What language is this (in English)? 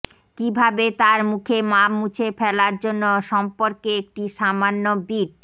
Bangla